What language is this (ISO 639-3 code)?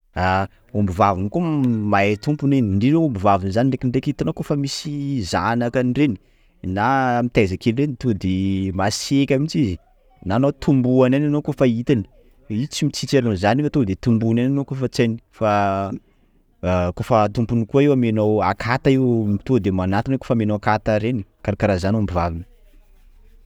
skg